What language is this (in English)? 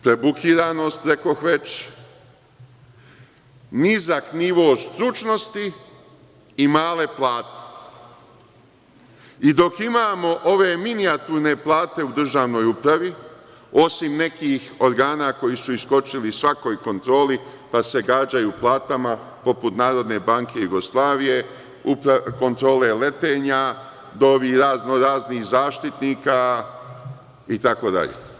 Serbian